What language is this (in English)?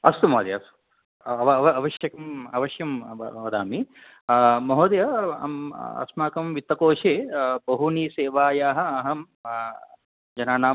Sanskrit